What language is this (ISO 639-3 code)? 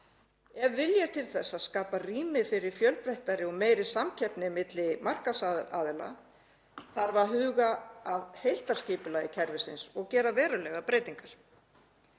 isl